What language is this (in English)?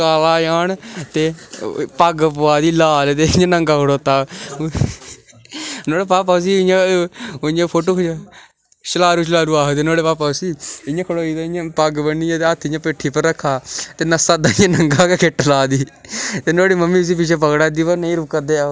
Dogri